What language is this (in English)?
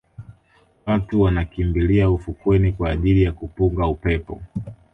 Swahili